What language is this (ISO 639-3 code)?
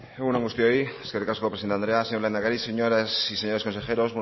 eus